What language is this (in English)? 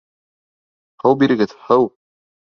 Bashkir